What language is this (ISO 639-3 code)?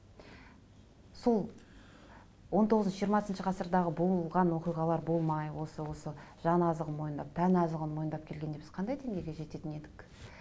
kaz